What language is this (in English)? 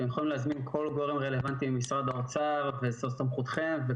Hebrew